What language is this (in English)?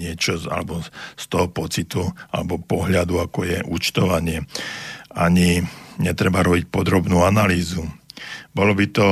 Slovak